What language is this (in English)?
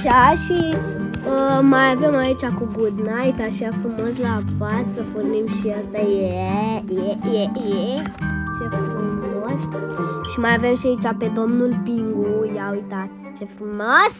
Romanian